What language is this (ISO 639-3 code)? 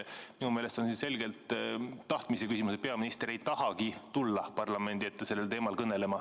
est